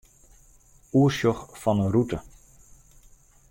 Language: Western Frisian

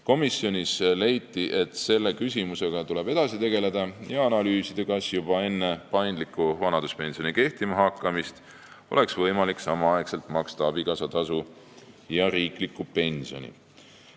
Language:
Estonian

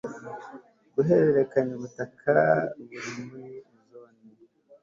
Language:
Kinyarwanda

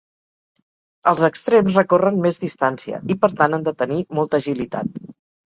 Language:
Catalan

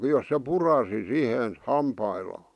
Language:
Finnish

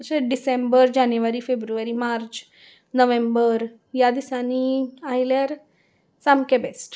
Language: Konkani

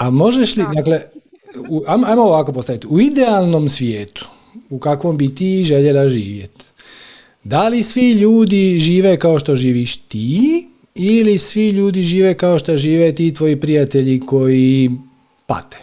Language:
Croatian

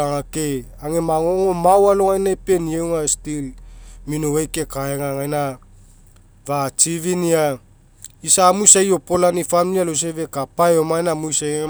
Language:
Mekeo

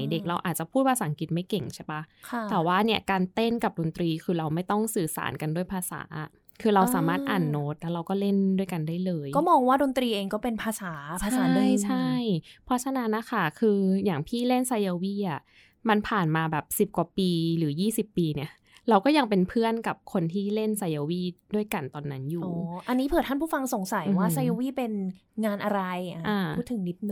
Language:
Thai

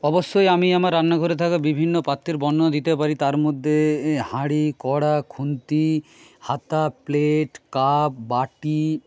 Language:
Bangla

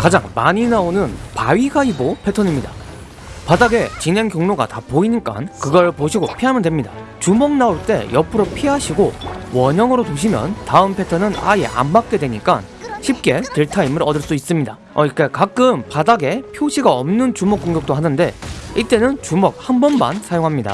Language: Korean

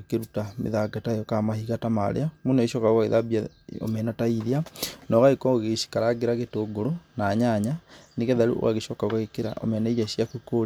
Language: Kikuyu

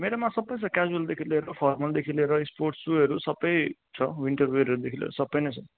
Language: Nepali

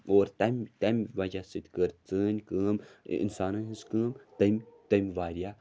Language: Kashmiri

